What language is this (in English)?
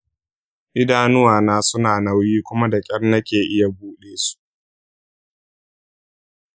Hausa